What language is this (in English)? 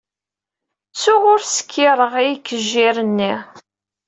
Kabyle